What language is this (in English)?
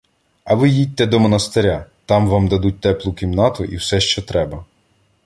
Ukrainian